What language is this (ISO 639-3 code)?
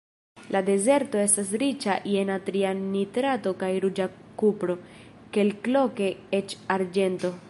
epo